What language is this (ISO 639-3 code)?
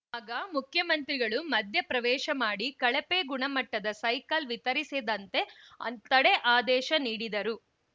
kan